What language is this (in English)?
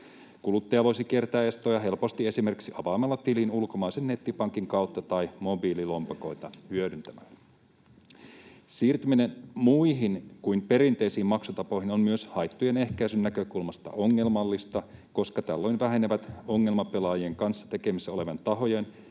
Finnish